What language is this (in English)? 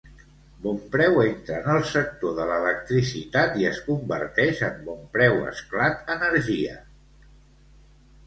Catalan